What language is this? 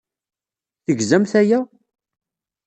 Kabyle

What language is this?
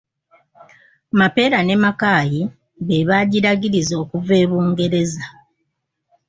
Ganda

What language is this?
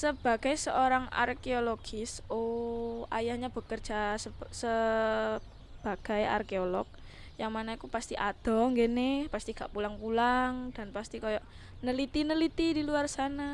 Indonesian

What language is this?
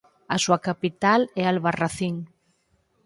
Galician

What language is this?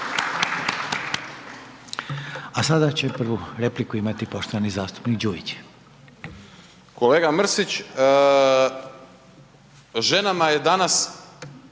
Croatian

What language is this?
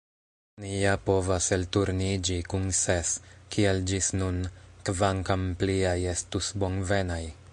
Esperanto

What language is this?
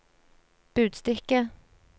Norwegian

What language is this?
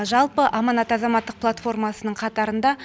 Kazakh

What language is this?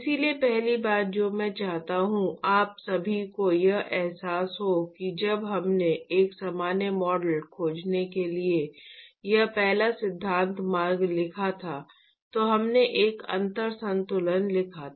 Hindi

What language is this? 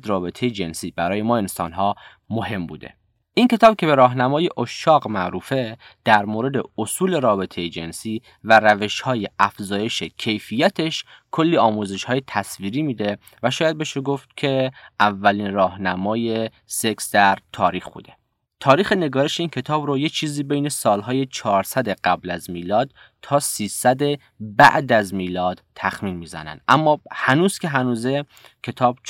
Persian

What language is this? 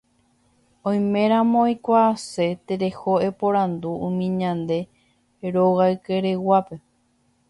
Guarani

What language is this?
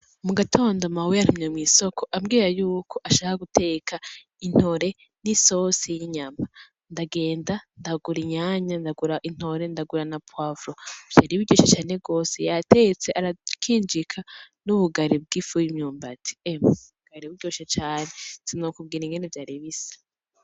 Rundi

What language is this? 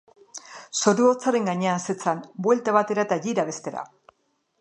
Basque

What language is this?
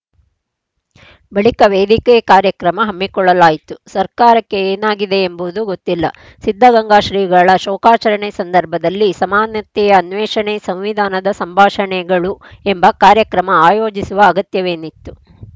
Kannada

